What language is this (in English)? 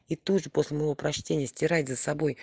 Russian